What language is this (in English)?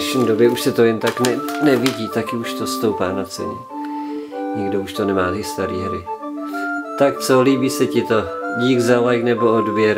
Czech